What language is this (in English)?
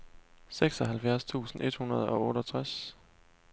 Danish